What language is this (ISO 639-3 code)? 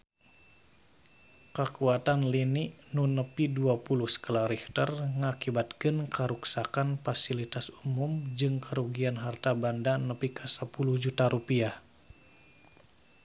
sun